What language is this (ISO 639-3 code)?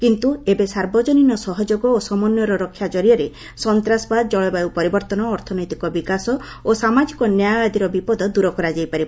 ori